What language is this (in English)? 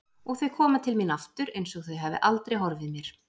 Icelandic